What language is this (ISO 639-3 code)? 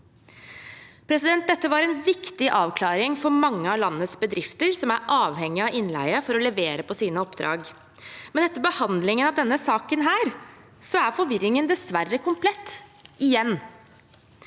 nor